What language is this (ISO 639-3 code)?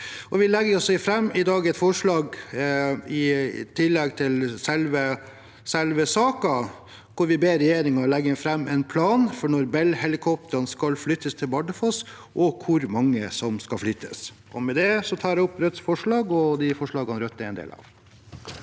nor